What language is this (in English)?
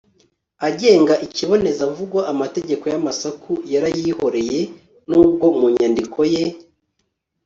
Kinyarwanda